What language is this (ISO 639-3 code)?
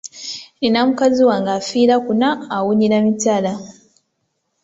lug